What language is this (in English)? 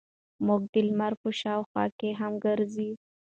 Pashto